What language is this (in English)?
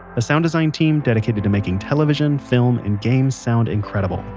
English